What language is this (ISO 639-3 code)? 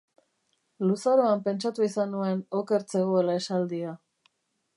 eus